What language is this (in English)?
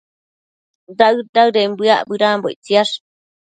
Matsés